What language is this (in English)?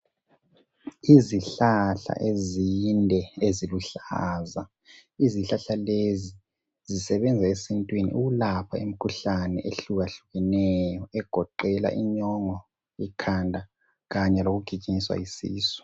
North Ndebele